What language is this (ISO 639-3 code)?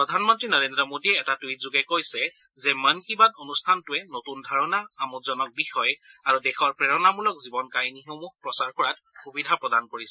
asm